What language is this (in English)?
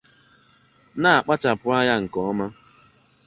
Igbo